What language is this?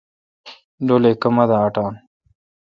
Kalkoti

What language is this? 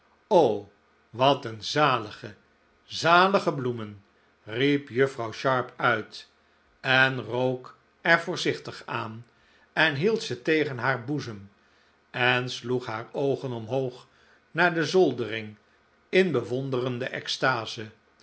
Dutch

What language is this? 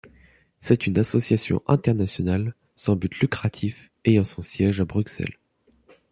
French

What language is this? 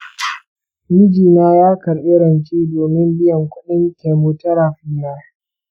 Hausa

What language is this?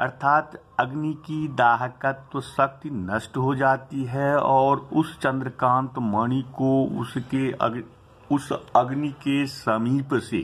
Hindi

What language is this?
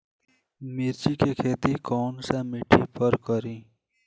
Bhojpuri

